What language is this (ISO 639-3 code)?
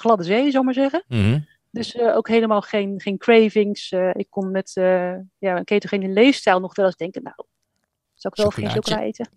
nld